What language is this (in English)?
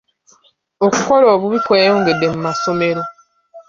Ganda